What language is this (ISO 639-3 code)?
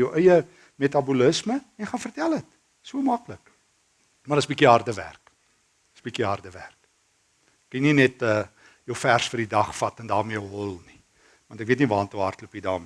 nld